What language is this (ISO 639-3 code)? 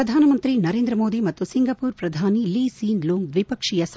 kan